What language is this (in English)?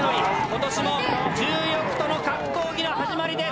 Japanese